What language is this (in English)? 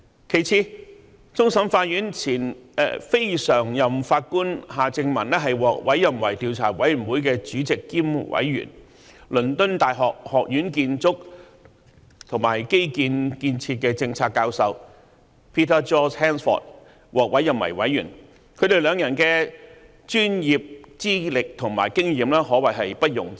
Cantonese